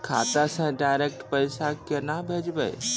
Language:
Maithili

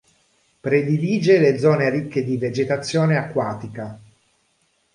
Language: Italian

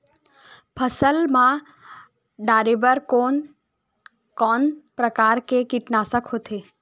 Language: Chhattisgarhi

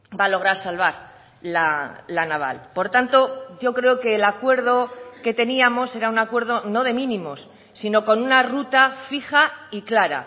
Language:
Spanish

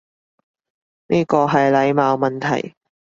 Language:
Cantonese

